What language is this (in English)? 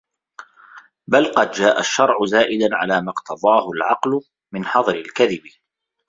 Arabic